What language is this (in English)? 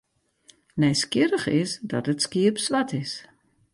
Western Frisian